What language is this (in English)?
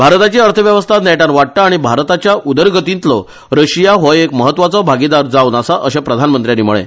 Konkani